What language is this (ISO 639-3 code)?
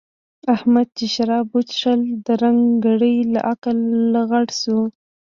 pus